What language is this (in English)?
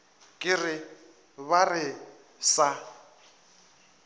Northern Sotho